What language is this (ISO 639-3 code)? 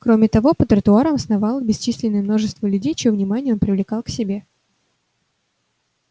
rus